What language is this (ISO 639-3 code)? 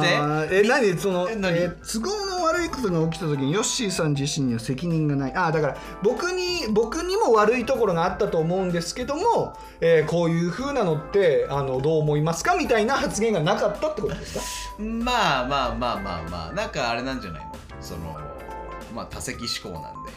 jpn